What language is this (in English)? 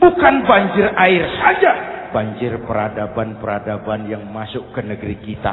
Indonesian